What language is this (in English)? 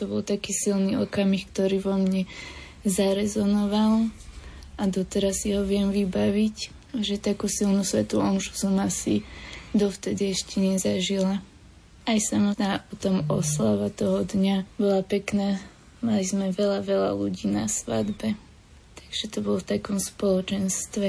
Slovak